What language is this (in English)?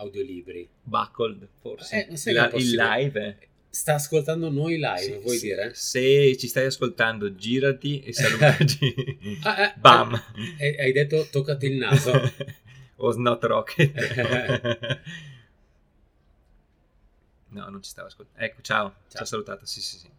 Italian